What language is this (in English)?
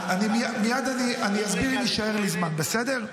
Hebrew